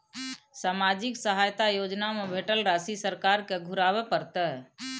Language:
Maithili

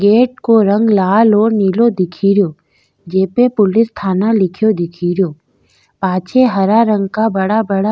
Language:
Rajasthani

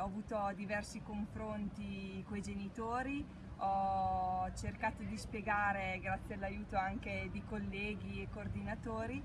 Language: Italian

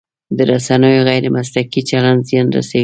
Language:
Pashto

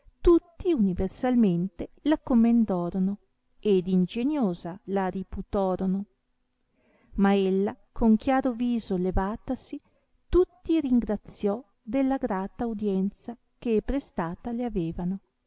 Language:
Italian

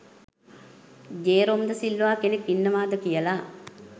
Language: Sinhala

